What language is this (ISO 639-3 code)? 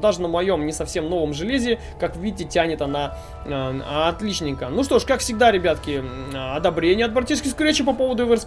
rus